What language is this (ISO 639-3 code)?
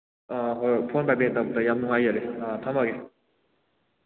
mni